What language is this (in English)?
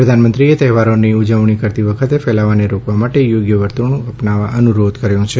Gujarati